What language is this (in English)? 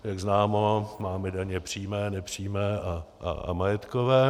Czech